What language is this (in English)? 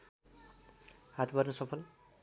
Nepali